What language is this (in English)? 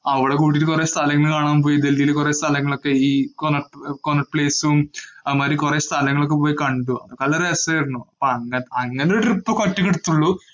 Malayalam